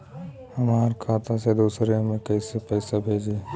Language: Bhojpuri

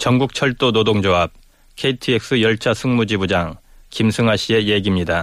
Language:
Korean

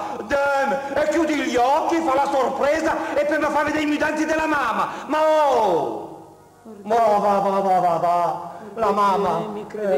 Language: Italian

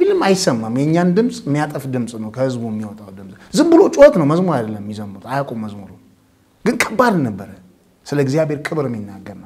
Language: Arabic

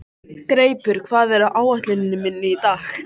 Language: Icelandic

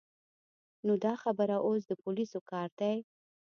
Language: Pashto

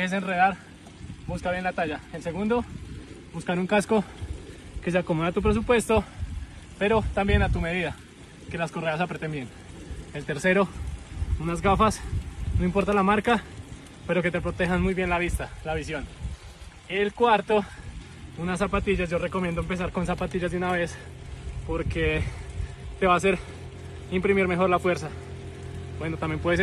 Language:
Spanish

